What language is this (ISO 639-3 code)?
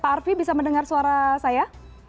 ind